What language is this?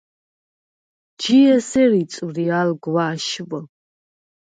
Svan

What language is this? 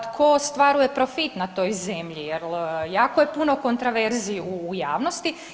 Croatian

